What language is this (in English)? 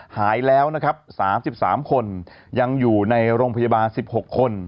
Thai